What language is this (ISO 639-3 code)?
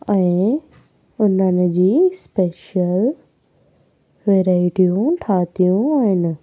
snd